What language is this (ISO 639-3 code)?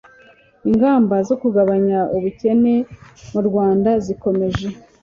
kin